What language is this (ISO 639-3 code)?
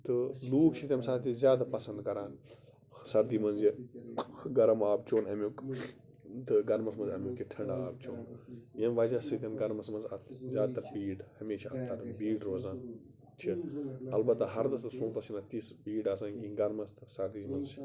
kas